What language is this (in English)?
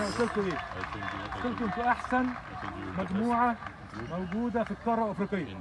Arabic